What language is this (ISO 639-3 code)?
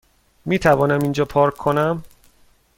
fas